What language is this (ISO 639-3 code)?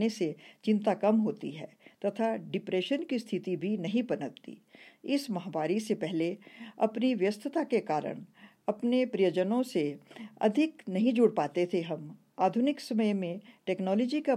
hin